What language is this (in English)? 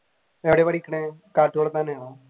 Malayalam